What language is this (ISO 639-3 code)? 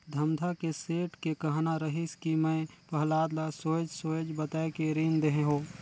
hne